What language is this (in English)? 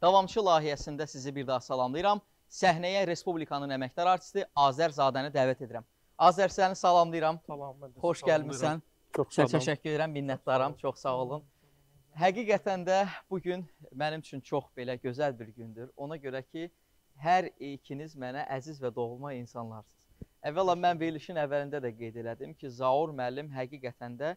Turkish